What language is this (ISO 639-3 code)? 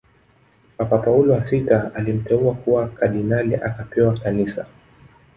swa